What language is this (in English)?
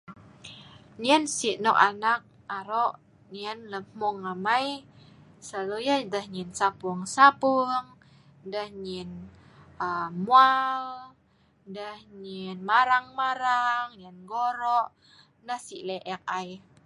Sa'ban